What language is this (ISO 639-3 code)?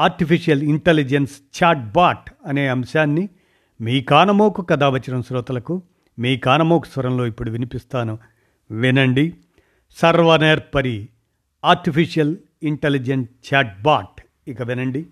tel